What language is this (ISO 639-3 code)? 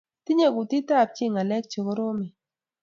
kln